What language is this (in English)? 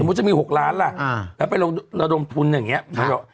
Thai